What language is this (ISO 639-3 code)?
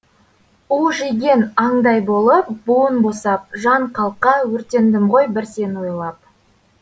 kaz